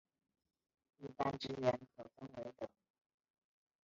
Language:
Chinese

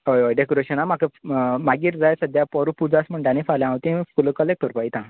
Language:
Konkani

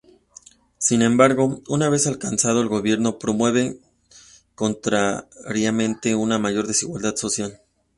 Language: Spanish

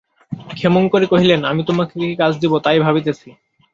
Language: Bangla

